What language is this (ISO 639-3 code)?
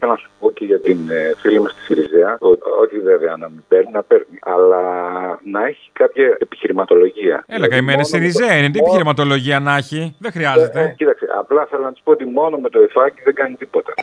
ell